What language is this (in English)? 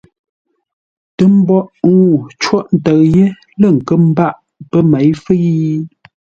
Ngombale